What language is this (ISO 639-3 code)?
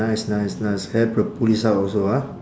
eng